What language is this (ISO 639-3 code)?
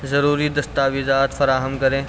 urd